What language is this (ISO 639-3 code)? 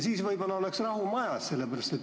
est